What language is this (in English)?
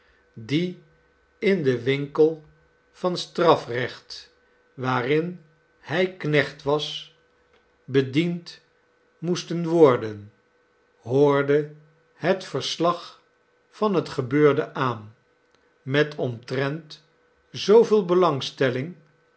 Dutch